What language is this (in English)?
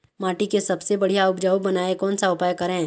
Chhattisgarhi